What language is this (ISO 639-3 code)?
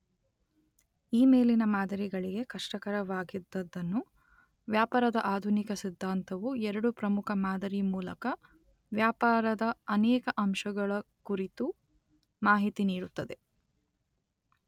kan